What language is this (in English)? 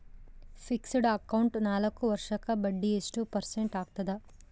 Kannada